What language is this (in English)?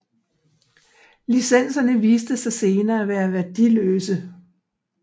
Danish